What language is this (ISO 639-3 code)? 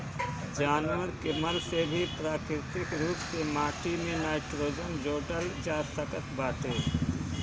bho